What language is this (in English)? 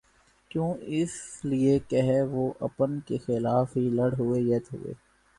Urdu